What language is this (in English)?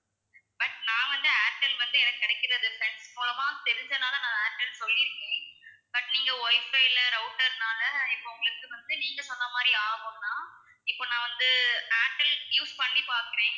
Tamil